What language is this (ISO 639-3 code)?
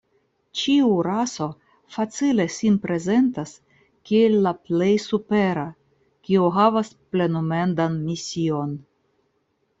epo